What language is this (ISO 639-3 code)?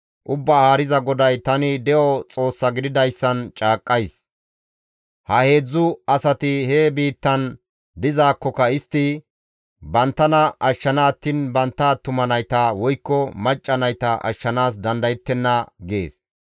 gmv